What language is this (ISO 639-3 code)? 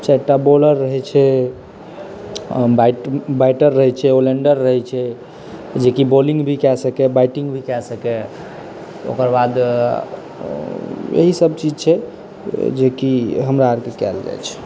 mai